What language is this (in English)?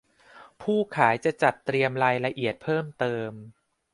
Thai